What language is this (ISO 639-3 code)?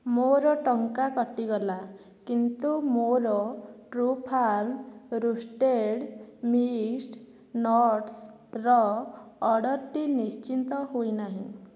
ori